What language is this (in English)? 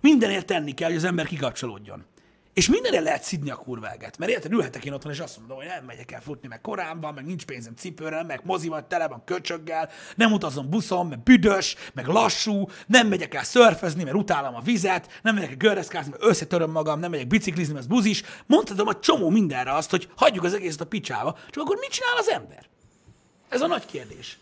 Hungarian